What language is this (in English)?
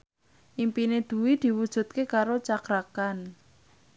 Javanese